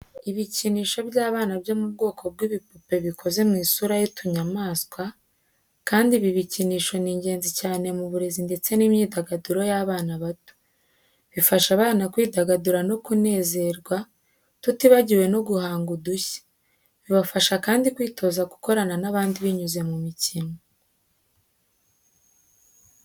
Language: Kinyarwanda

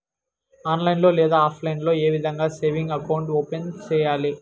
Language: Telugu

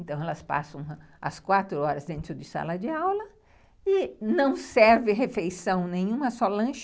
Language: Portuguese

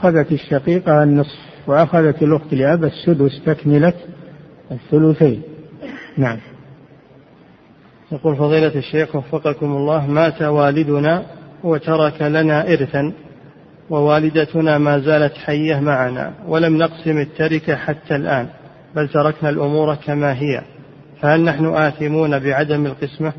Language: Arabic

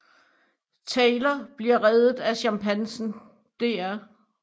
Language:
Danish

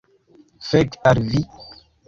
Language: Esperanto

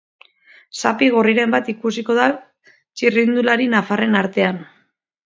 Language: Basque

